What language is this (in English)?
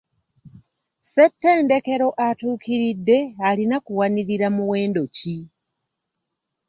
Ganda